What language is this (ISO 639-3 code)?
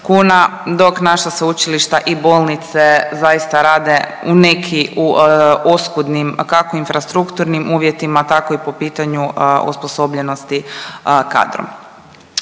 hrv